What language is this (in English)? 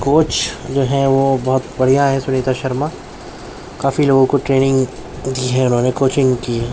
Urdu